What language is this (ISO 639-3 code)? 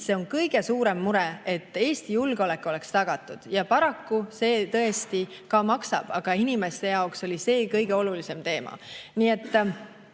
est